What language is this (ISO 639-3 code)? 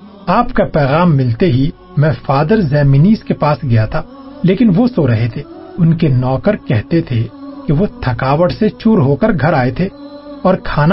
urd